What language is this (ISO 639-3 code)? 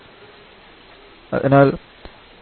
mal